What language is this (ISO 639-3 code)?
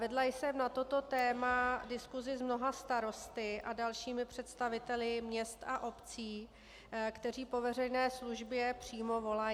ces